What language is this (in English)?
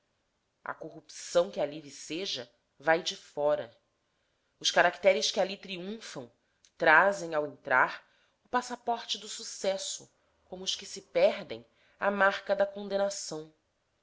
Portuguese